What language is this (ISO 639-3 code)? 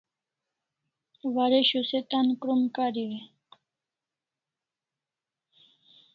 kls